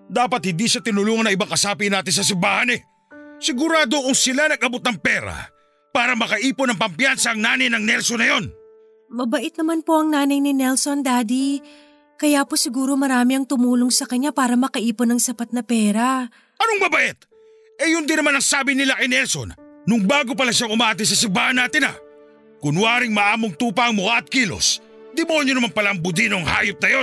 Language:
Filipino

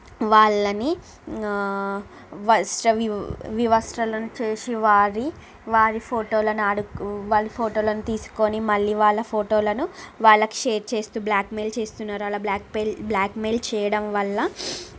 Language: Telugu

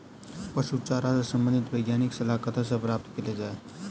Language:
Maithili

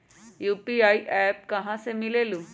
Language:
Magahi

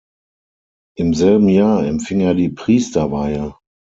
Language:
German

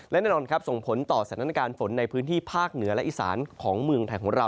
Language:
Thai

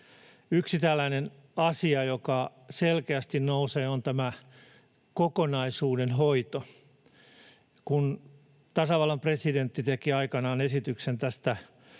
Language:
Finnish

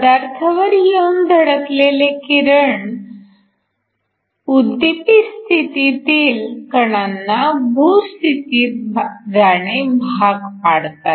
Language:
Marathi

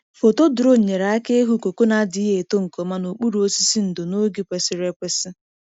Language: Igbo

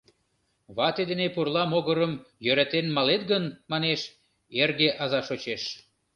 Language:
Mari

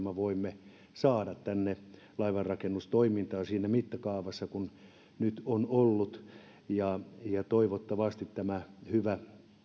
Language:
Finnish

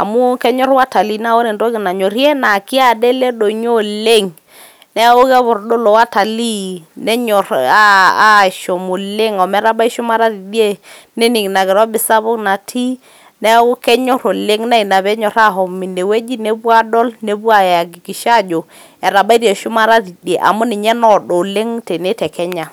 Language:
Masai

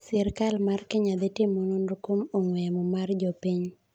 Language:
Luo (Kenya and Tanzania)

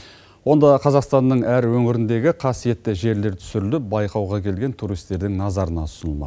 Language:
Kazakh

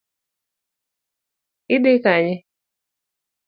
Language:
Luo (Kenya and Tanzania)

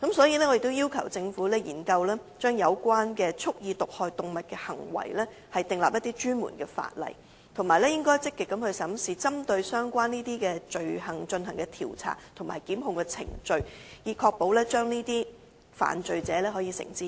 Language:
Cantonese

